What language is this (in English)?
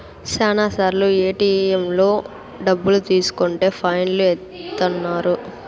Telugu